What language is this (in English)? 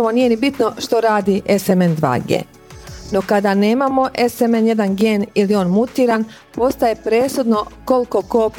Croatian